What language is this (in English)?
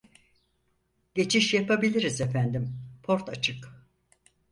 Turkish